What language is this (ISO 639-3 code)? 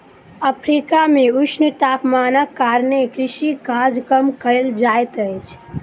mai